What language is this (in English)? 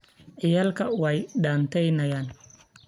Somali